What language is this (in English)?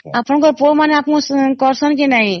Odia